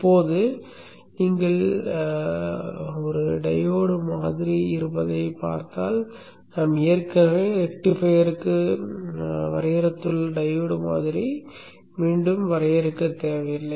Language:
Tamil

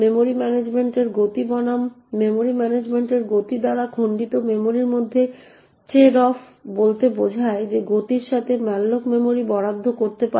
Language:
Bangla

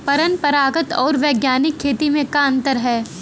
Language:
Bhojpuri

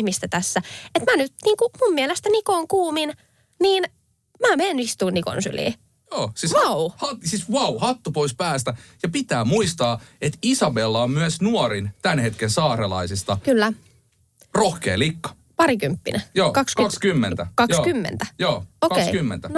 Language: Finnish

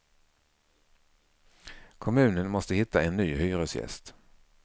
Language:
Swedish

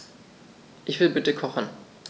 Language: German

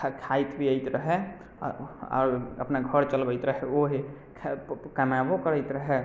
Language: Maithili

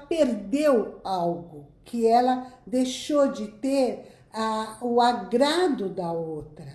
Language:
Portuguese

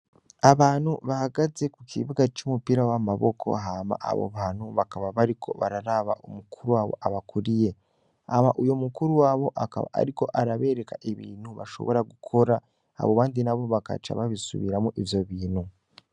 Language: Rundi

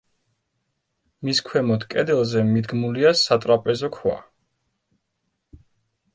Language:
Georgian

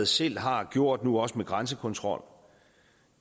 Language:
Danish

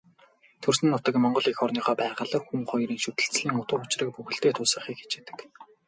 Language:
Mongolian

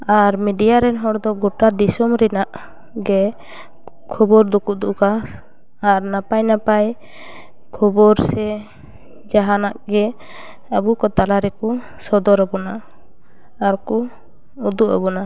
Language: Santali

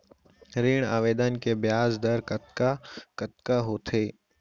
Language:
Chhattisgarhi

